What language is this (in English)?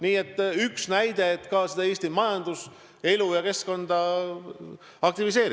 Estonian